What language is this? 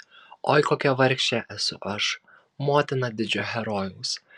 Lithuanian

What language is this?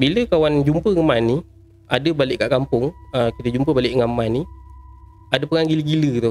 Malay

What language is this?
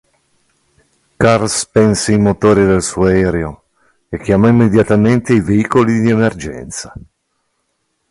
Italian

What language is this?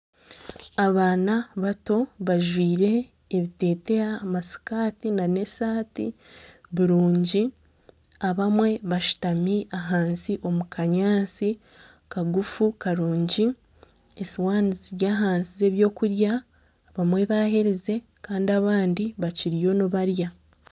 Nyankole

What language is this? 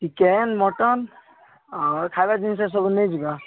Odia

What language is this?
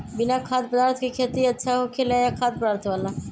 Magahi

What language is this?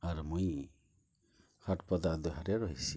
Odia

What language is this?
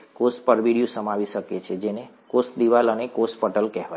Gujarati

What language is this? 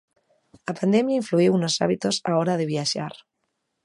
Galician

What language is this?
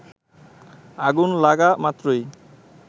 Bangla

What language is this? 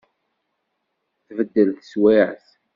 Kabyle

